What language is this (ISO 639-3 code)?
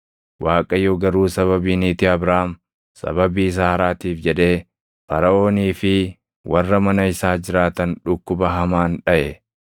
orm